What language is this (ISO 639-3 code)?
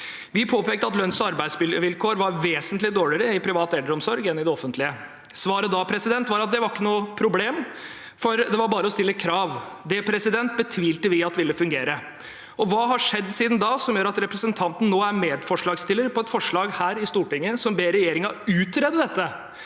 nor